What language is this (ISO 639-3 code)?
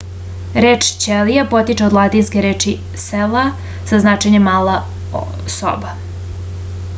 srp